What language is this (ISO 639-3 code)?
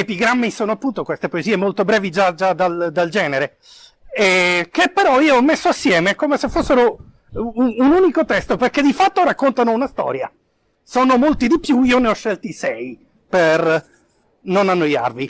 ita